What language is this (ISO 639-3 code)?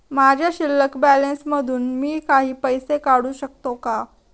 mar